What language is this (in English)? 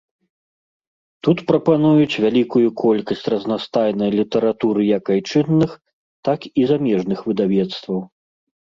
Belarusian